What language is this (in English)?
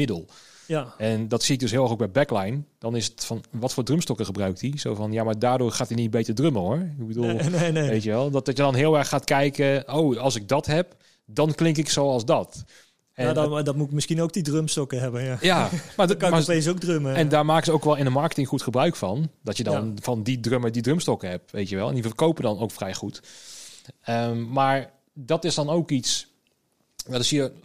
Dutch